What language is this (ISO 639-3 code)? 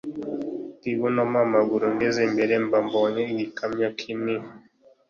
kin